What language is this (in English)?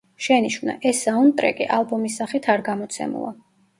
Georgian